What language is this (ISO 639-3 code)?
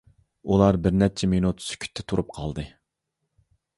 uig